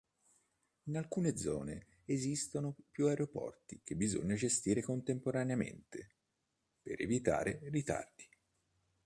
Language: Italian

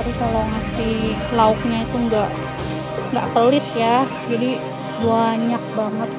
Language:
Indonesian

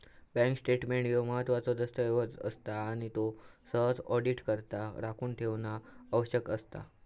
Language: Marathi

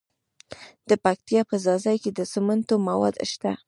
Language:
Pashto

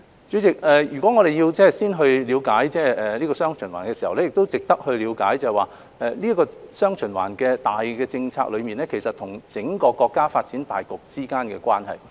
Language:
Cantonese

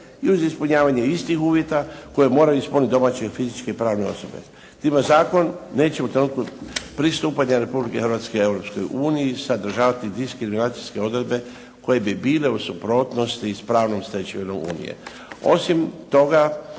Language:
Croatian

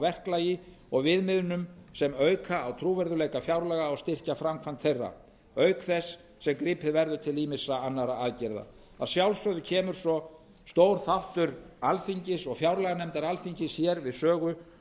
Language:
Icelandic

